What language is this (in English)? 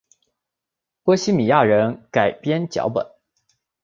Chinese